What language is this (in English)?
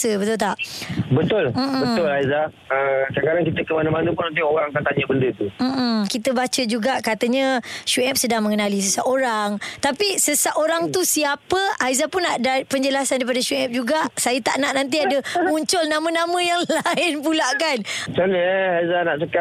Malay